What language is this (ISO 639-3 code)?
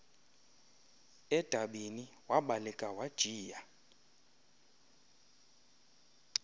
xho